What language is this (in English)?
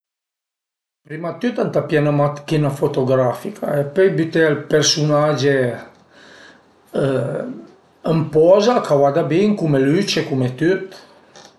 Piedmontese